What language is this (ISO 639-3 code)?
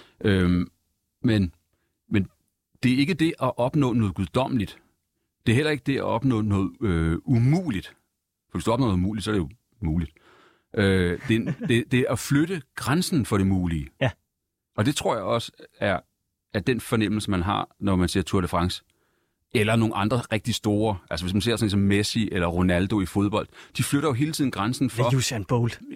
dan